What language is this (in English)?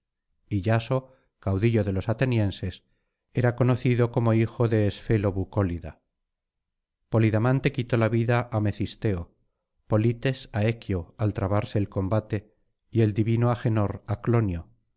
Spanish